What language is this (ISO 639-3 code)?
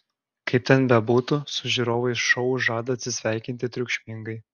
lit